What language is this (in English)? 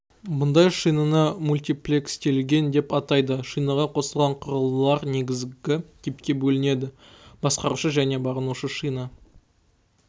Kazakh